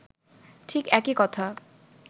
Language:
Bangla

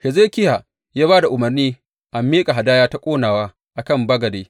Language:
Hausa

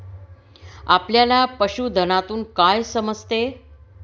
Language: Marathi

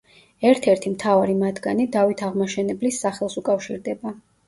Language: Georgian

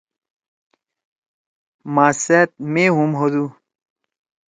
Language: Torwali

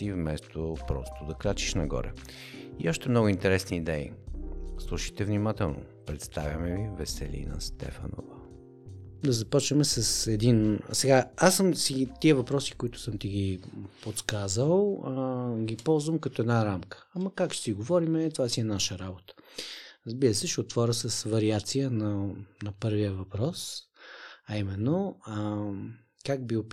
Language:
Bulgarian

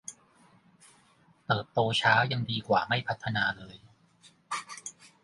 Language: Thai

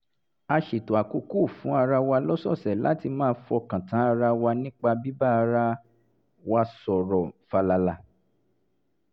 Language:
Yoruba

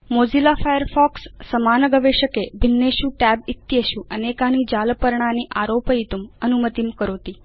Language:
Sanskrit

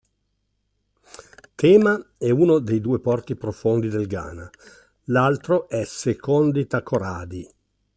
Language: Italian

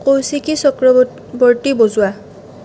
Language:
Assamese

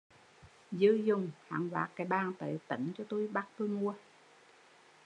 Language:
Vietnamese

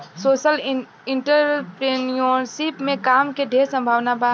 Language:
Bhojpuri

